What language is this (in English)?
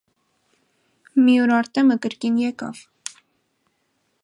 Armenian